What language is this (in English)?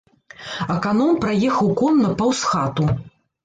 Belarusian